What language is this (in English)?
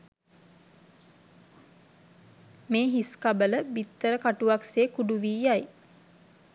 Sinhala